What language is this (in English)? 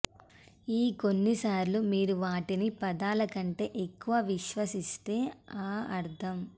Telugu